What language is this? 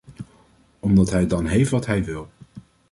Dutch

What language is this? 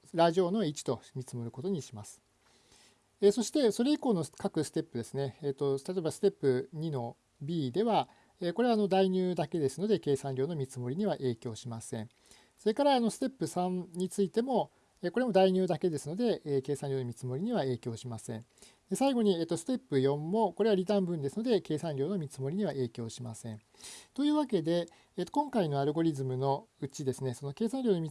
Japanese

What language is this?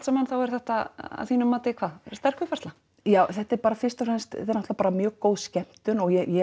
Icelandic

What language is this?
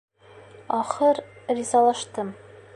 Bashkir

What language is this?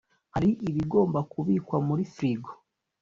Kinyarwanda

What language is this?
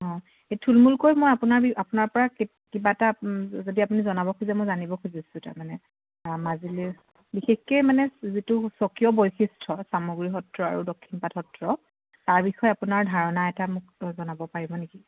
Assamese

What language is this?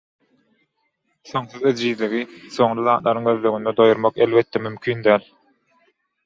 Turkmen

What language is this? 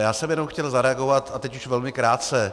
Czech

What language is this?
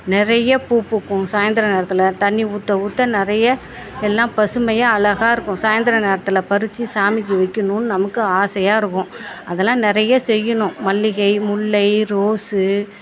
Tamil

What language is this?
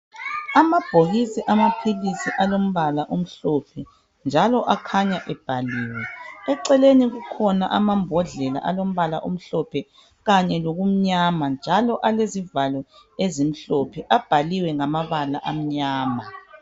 North Ndebele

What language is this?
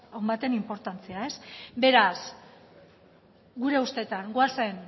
Basque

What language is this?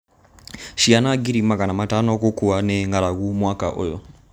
Kikuyu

